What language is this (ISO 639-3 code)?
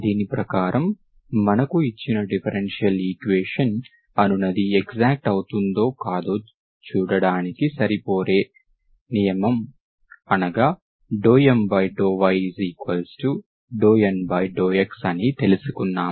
tel